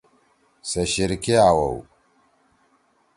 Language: Torwali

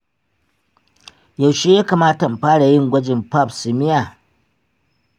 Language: Hausa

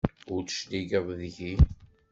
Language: Kabyle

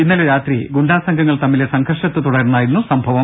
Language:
Malayalam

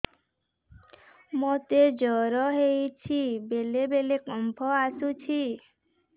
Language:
Odia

